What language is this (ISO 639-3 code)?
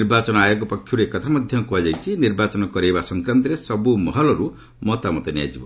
ori